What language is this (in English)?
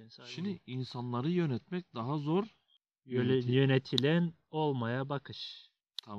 Turkish